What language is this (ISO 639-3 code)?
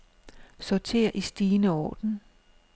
dan